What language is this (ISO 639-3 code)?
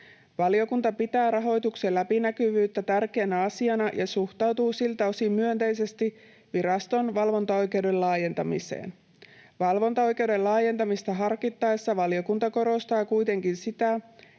fin